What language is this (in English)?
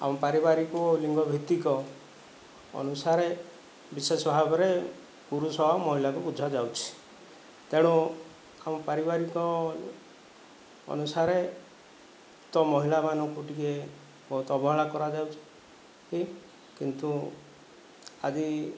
Odia